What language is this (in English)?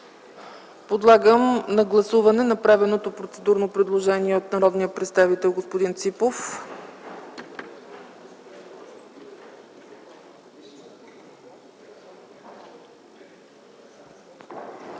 Bulgarian